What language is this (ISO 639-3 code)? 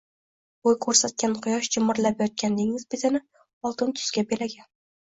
uzb